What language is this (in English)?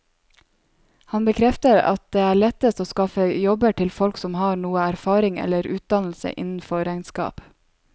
Norwegian